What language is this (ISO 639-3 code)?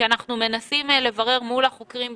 heb